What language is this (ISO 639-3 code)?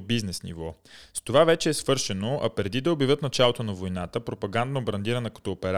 bul